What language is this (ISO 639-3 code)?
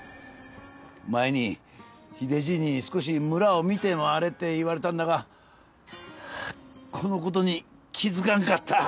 jpn